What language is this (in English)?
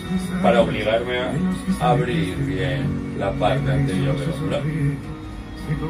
Spanish